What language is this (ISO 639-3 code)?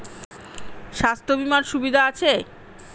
ben